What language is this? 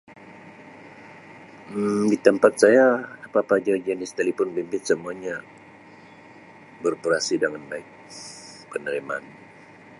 Sabah Malay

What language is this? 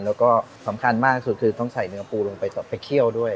Thai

